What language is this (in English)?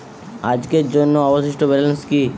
Bangla